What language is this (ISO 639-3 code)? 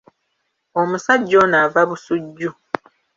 lug